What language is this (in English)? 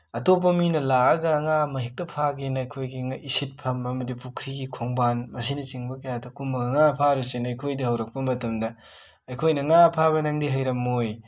Manipuri